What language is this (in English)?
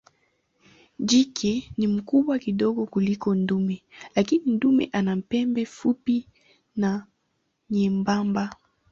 Swahili